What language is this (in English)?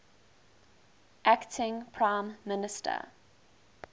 English